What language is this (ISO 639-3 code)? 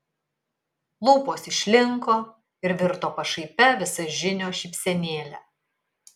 lit